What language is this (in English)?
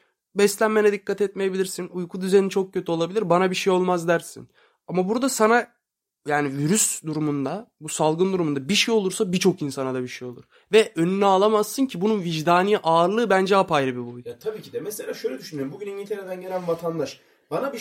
Turkish